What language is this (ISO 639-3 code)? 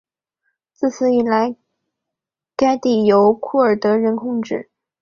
zho